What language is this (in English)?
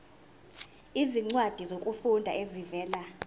Zulu